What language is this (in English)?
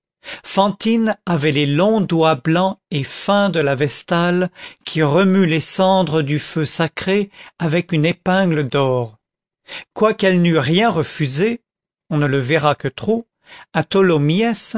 French